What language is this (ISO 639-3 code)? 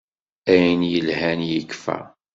kab